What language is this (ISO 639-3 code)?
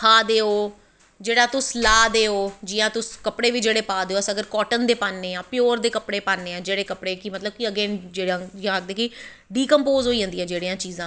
doi